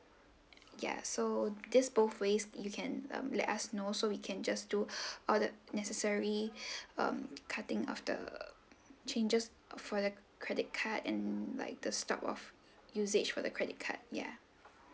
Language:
English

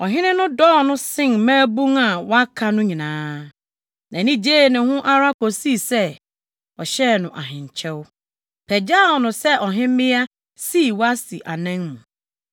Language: Akan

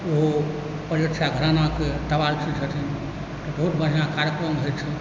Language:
Maithili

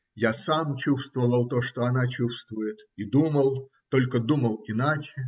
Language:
Russian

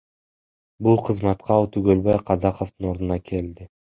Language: Kyrgyz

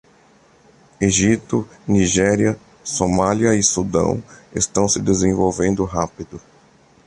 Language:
Portuguese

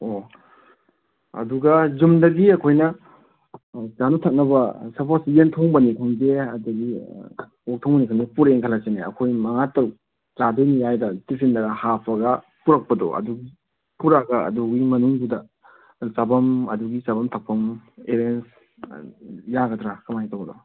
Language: Manipuri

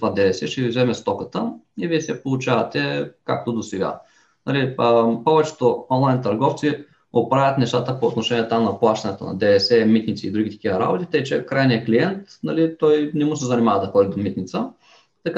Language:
Bulgarian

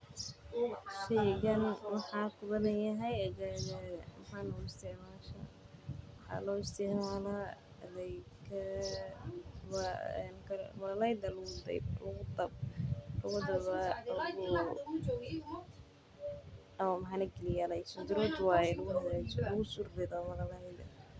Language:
Somali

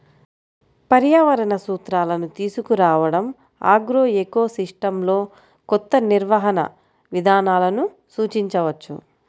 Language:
Telugu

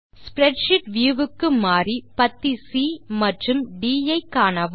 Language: Tamil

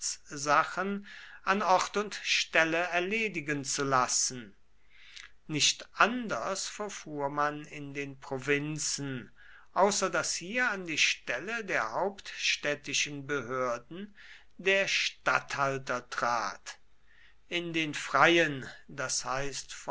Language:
German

